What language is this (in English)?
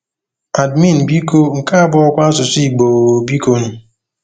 Igbo